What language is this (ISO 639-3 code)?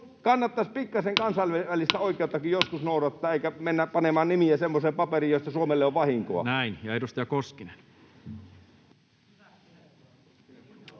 fin